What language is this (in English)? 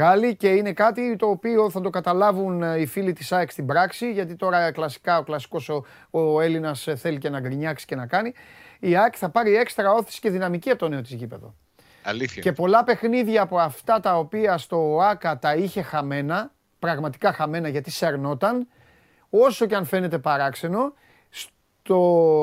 Greek